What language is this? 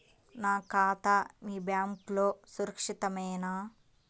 Telugu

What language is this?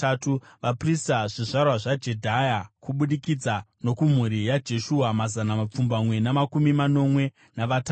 Shona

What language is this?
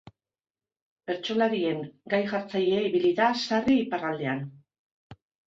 Basque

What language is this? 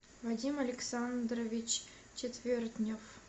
Russian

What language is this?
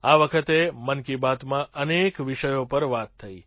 Gujarati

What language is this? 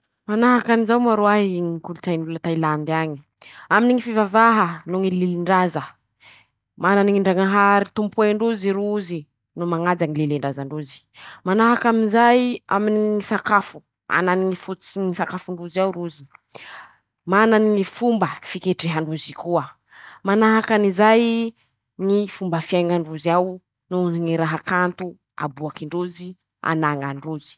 Masikoro Malagasy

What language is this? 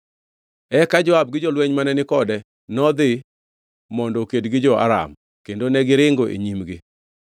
Luo (Kenya and Tanzania)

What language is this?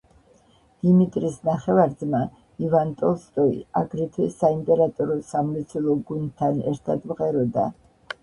Georgian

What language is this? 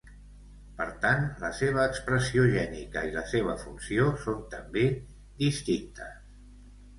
Catalan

